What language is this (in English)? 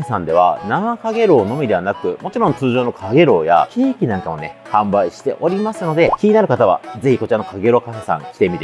Japanese